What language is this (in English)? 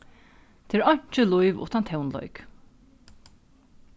Faroese